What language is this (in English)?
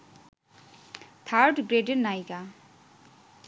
Bangla